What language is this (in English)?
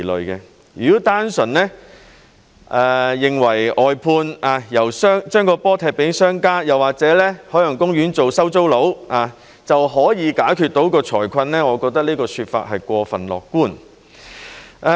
Cantonese